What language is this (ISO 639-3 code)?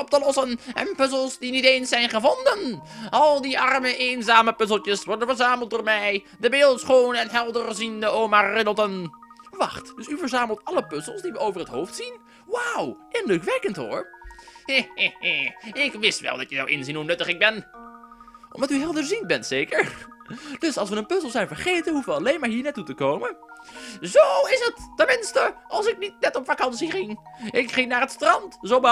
nld